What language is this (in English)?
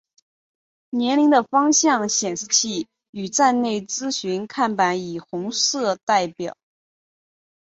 Chinese